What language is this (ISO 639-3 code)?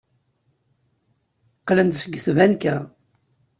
kab